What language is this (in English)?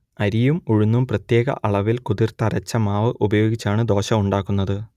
Malayalam